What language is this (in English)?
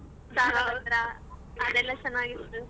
Kannada